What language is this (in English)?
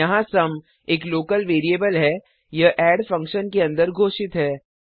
Hindi